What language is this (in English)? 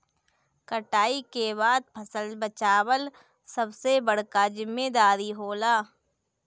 Bhojpuri